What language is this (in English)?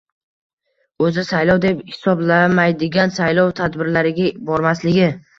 Uzbek